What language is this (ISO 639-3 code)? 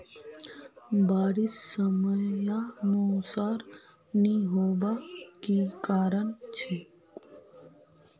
mag